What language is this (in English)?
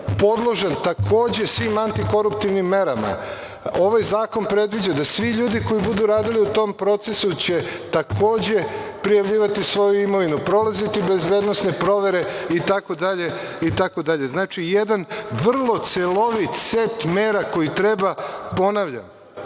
Serbian